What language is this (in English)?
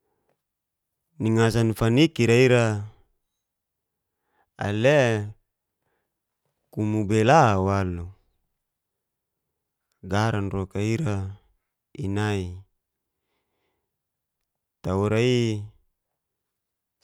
Geser-Gorom